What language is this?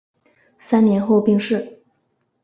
Chinese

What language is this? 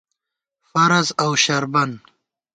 Gawar-Bati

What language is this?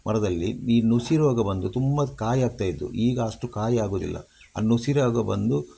Kannada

